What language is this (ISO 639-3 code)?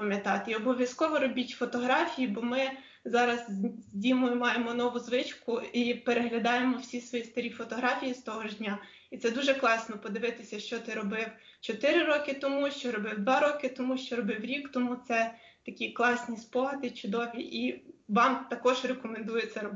ukr